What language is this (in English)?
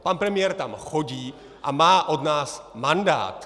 Czech